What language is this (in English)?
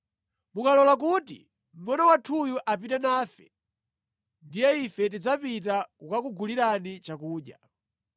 Nyanja